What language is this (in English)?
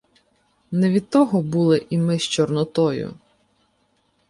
Ukrainian